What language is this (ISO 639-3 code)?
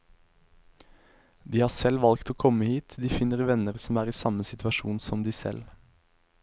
nor